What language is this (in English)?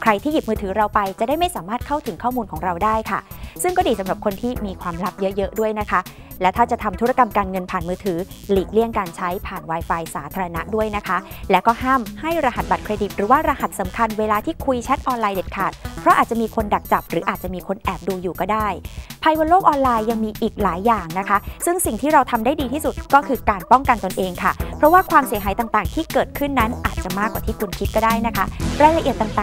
Thai